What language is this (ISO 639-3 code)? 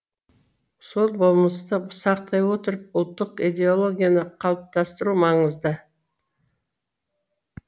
kaz